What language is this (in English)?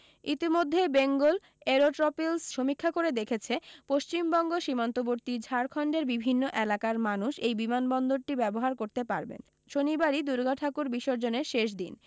Bangla